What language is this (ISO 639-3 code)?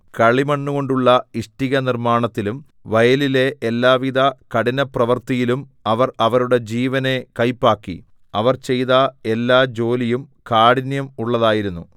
mal